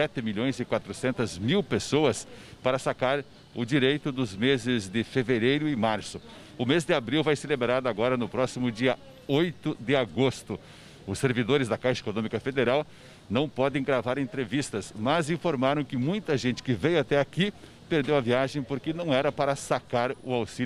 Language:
Portuguese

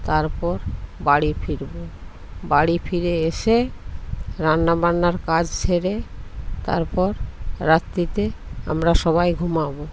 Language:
Bangla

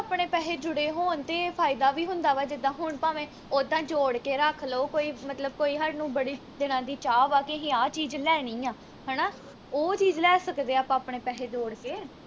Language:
Punjabi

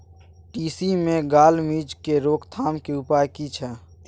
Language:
Maithili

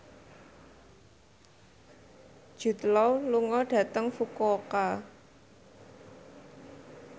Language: Javanese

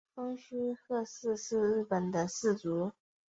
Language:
Chinese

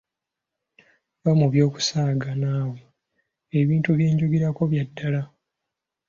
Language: Ganda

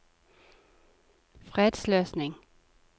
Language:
Norwegian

